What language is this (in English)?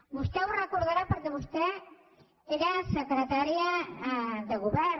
Catalan